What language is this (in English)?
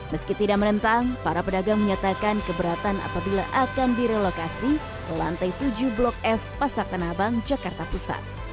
Indonesian